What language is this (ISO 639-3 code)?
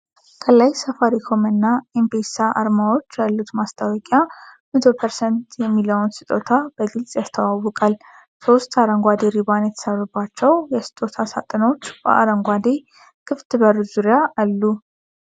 amh